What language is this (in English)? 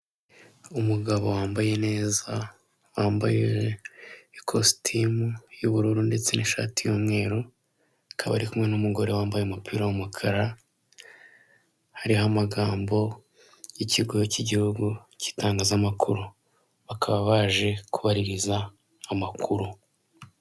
Kinyarwanda